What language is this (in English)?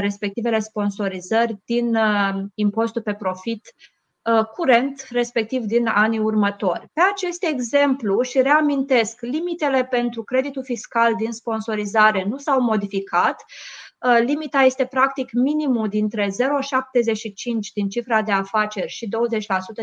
Romanian